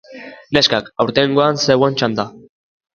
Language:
Basque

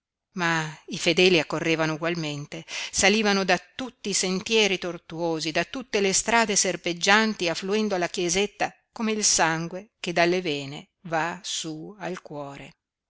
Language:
Italian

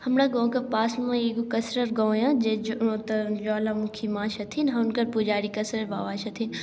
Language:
Maithili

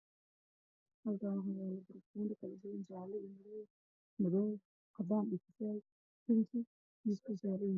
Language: Somali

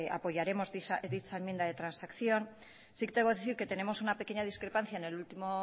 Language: Spanish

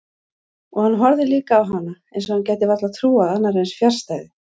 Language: Icelandic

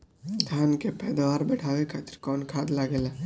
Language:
Bhojpuri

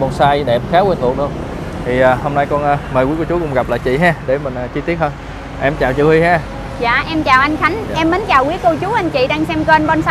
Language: Vietnamese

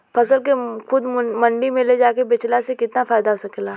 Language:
Bhojpuri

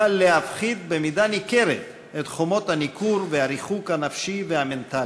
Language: Hebrew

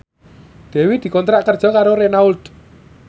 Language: Javanese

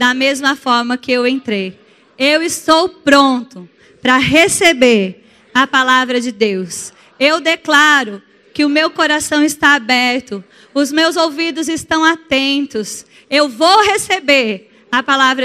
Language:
Portuguese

